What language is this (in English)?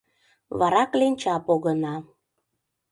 Mari